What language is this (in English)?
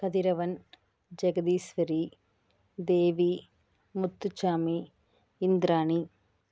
Tamil